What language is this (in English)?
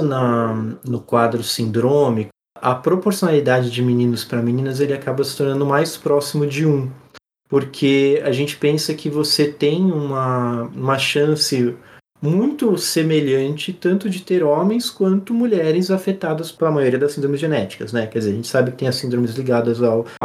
Portuguese